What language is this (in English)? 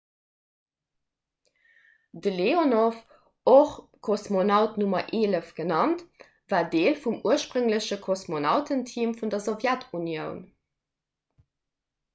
Luxembourgish